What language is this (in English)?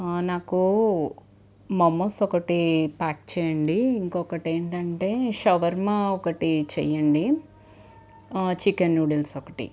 Telugu